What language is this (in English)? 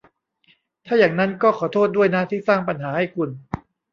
Thai